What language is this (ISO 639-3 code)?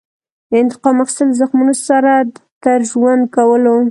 pus